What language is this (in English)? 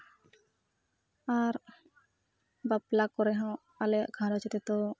Santali